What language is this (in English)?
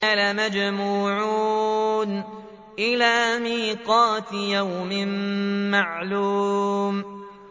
Arabic